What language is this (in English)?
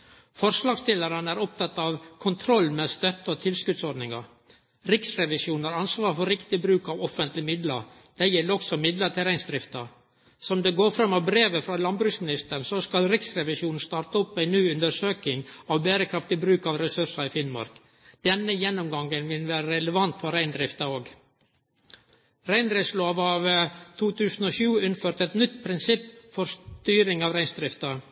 Norwegian Nynorsk